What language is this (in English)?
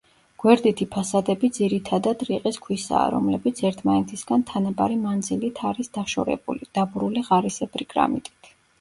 Georgian